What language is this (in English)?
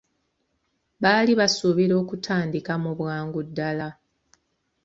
Ganda